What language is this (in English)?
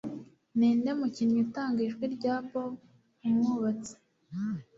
Kinyarwanda